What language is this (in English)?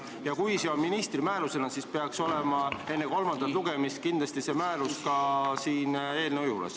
Estonian